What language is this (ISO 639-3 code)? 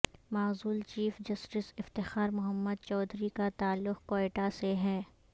urd